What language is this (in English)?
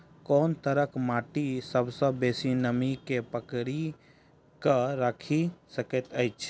Maithili